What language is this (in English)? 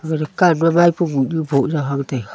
Wancho Naga